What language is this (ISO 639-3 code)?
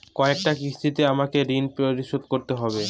ben